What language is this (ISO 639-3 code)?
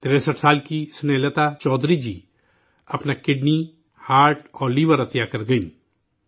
urd